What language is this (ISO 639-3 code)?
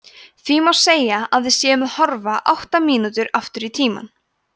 isl